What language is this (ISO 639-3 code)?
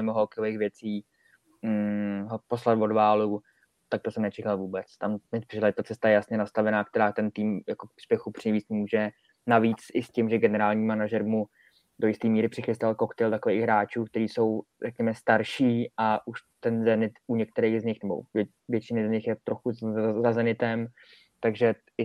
ces